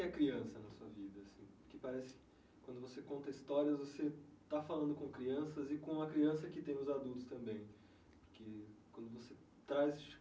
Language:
Portuguese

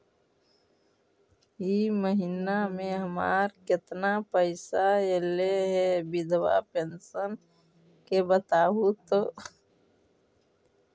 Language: Magahi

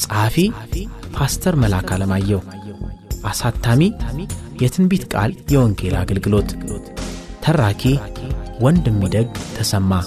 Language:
Amharic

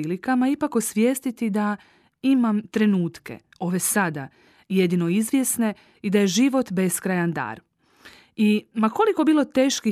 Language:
Croatian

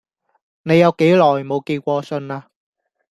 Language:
Cantonese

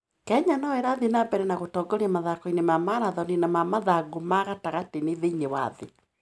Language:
Kikuyu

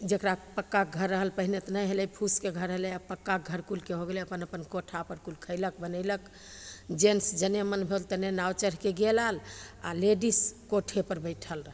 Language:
Maithili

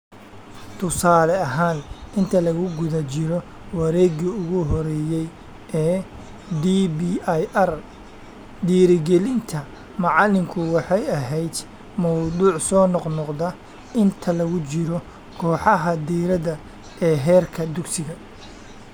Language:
Somali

